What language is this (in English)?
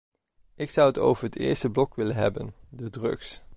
Dutch